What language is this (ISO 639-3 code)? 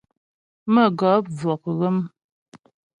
bbj